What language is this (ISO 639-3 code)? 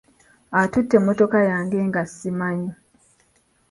lug